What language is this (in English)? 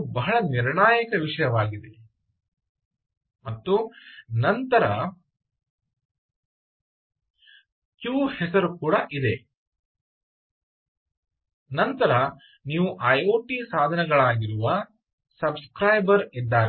Kannada